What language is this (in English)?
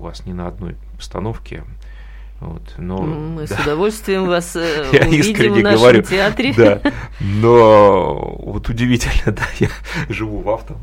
Russian